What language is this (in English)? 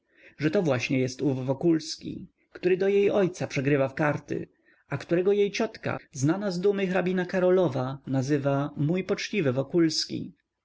Polish